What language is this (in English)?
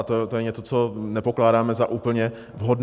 Czech